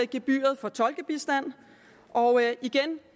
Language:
Danish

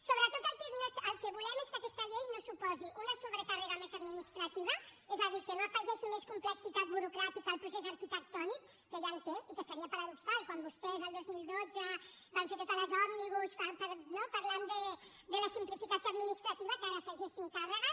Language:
Catalan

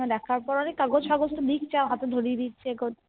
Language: Bangla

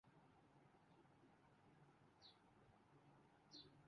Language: Urdu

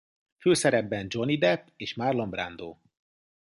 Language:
Hungarian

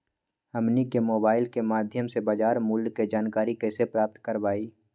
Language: Magahi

